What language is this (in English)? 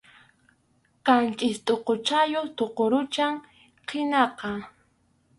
Arequipa-La Unión Quechua